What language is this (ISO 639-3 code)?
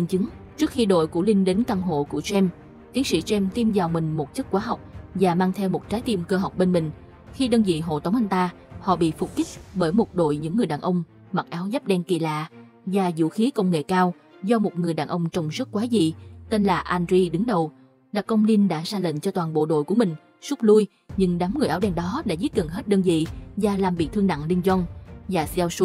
vie